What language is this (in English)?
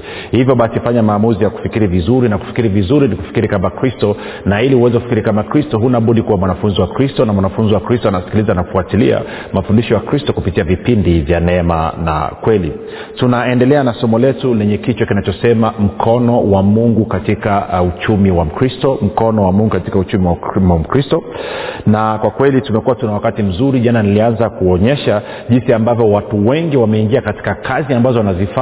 Swahili